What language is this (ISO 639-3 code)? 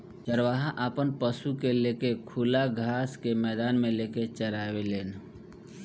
bho